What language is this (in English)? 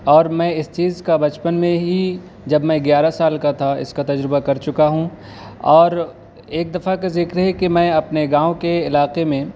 Urdu